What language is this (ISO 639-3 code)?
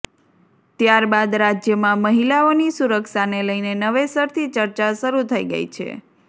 guj